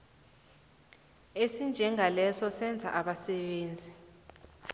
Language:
South Ndebele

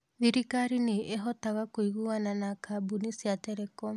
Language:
Kikuyu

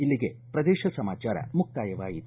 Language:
Kannada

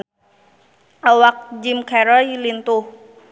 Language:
Sundanese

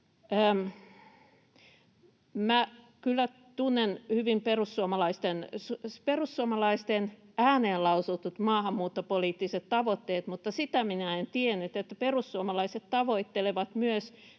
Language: Finnish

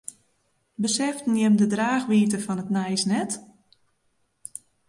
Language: Western Frisian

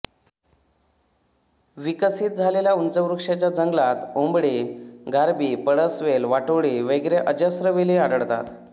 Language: Marathi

